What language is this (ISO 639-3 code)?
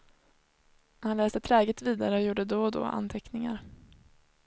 swe